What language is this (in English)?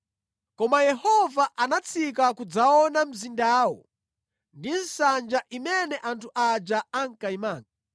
Nyanja